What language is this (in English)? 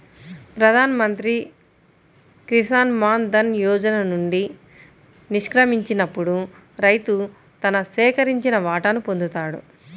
Telugu